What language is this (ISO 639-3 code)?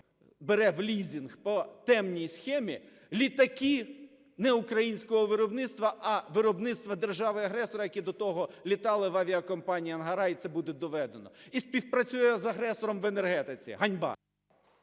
ukr